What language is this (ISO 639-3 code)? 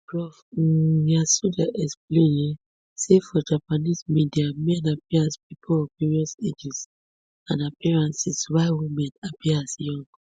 pcm